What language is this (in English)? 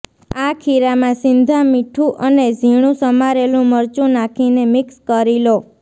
Gujarati